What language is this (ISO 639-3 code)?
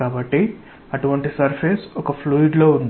tel